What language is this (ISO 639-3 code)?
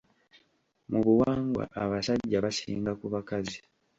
lug